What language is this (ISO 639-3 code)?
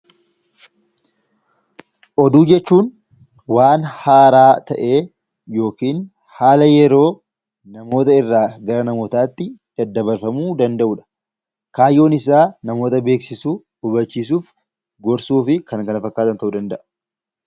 orm